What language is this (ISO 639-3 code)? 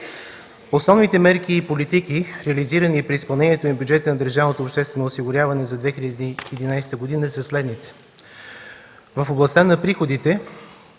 bul